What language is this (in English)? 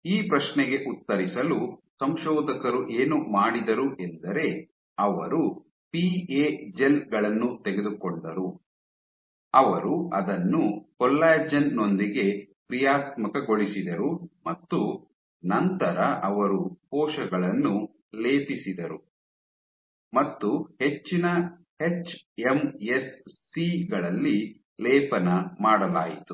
Kannada